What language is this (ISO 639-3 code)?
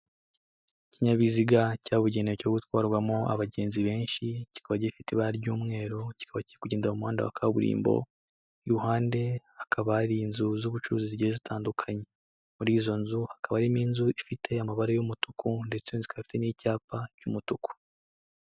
kin